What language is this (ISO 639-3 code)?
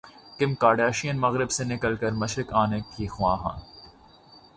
urd